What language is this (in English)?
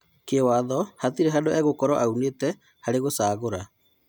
Kikuyu